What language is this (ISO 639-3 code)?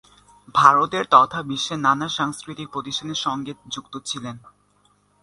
ben